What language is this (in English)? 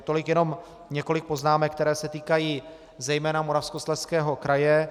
Czech